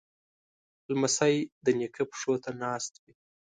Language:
Pashto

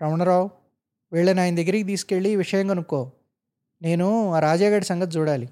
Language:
Telugu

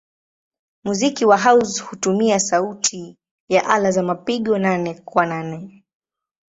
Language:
Swahili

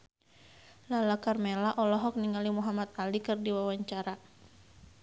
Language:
Sundanese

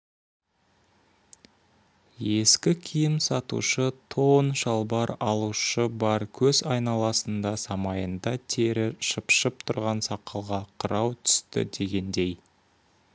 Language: Kazakh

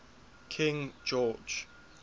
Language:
English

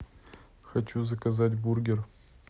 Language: Russian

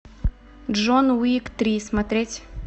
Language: Russian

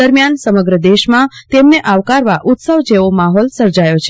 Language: Gujarati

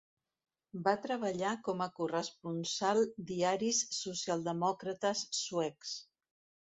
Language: Catalan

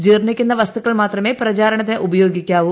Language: Malayalam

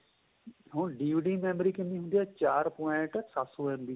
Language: Punjabi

